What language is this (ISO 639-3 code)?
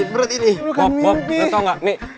ind